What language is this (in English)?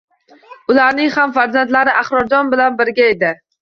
Uzbek